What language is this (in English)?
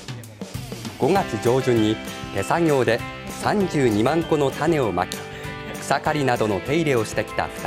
Japanese